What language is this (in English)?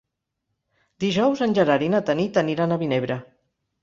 Catalan